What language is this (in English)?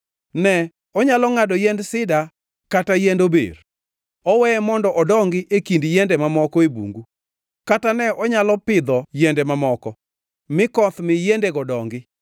Luo (Kenya and Tanzania)